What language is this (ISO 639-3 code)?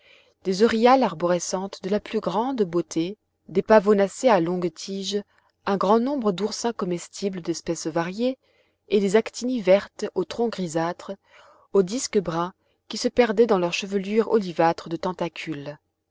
fra